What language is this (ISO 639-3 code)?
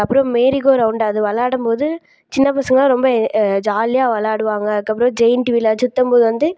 tam